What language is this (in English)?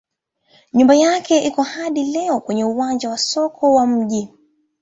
Swahili